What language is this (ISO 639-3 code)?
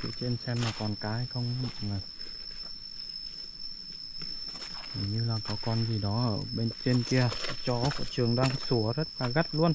vie